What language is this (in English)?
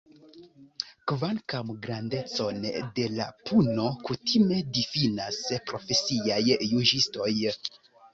Esperanto